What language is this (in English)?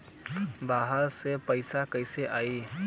Bhojpuri